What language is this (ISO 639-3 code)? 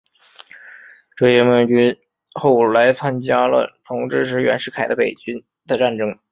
zho